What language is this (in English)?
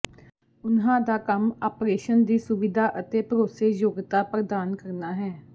Punjabi